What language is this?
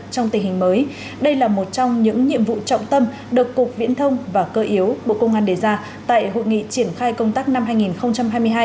Vietnamese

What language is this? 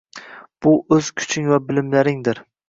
Uzbek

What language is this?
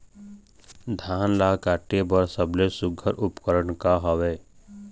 Chhattisgarhi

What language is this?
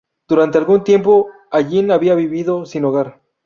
Spanish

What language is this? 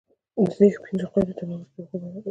Pashto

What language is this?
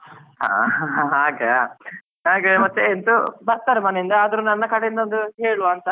Kannada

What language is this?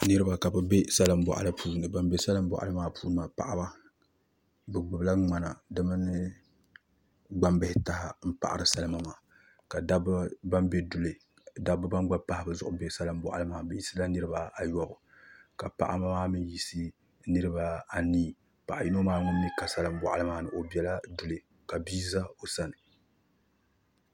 Dagbani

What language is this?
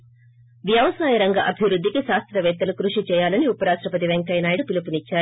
Telugu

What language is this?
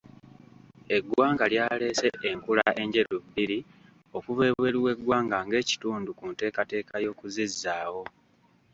Ganda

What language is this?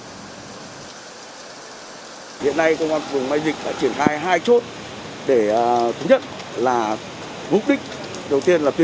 Vietnamese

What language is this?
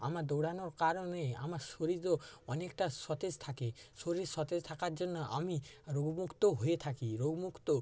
Bangla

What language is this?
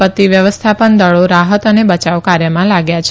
Gujarati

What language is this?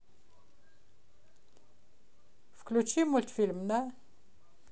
Russian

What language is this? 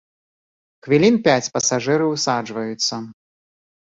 Belarusian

